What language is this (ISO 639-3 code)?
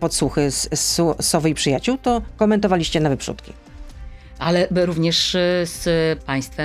pol